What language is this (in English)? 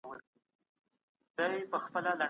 Pashto